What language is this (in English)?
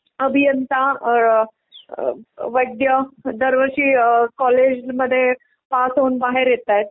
Marathi